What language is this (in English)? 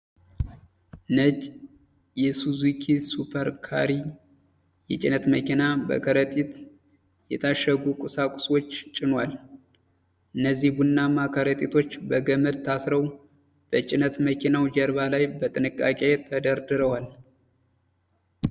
Amharic